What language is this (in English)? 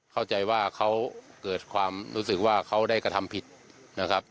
Thai